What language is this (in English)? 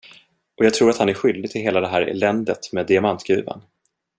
Swedish